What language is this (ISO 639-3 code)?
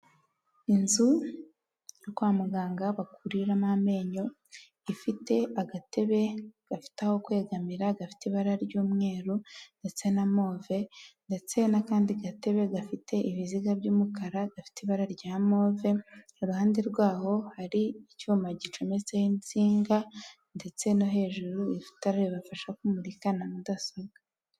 kin